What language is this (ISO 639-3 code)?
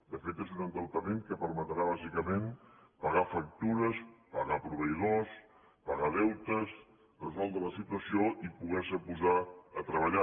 cat